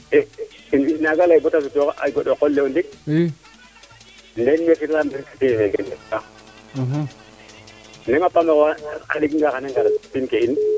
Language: Serer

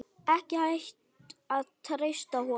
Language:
Icelandic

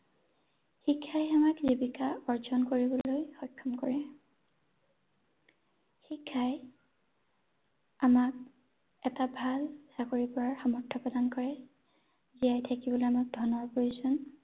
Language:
Assamese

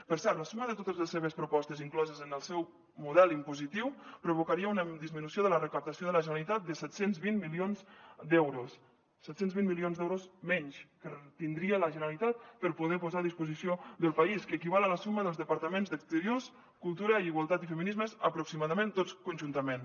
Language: Catalan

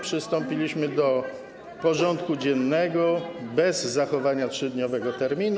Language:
Polish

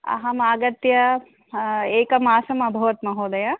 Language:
Sanskrit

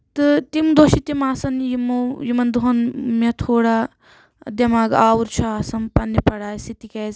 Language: Kashmiri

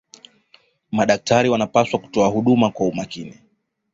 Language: Swahili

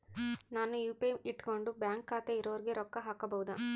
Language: Kannada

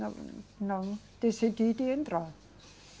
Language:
Portuguese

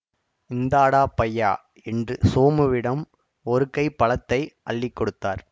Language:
Tamil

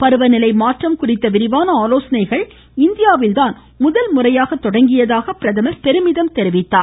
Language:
Tamil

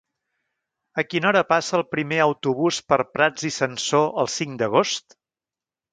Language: Catalan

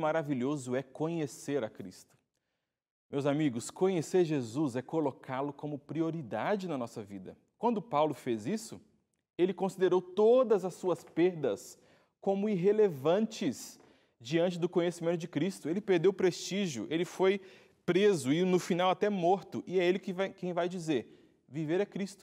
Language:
Portuguese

